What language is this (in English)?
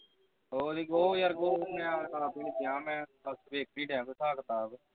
Punjabi